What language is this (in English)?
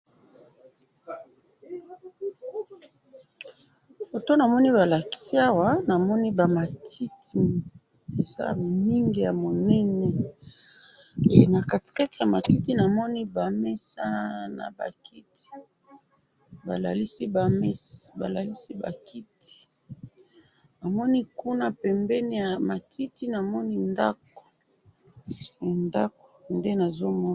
Lingala